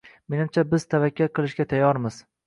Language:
Uzbek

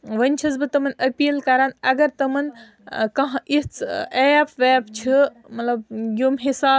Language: Kashmiri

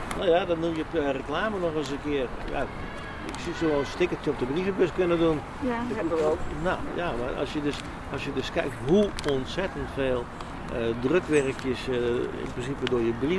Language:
Dutch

